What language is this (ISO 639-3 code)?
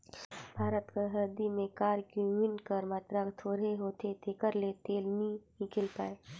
hne